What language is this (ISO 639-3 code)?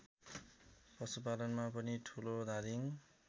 nep